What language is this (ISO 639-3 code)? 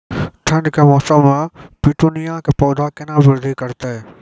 mai